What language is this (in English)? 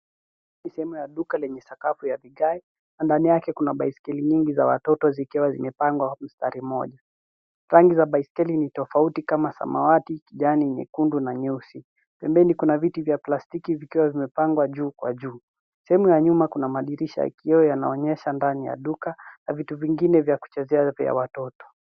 Swahili